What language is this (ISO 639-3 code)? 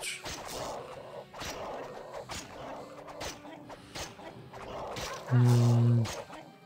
pol